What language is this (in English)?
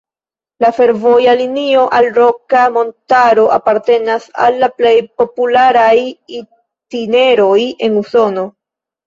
Esperanto